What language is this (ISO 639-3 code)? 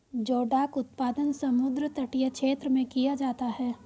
hin